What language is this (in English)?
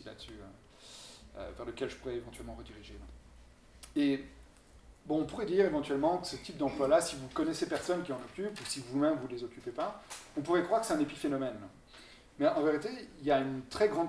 French